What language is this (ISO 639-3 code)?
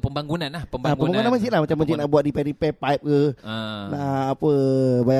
msa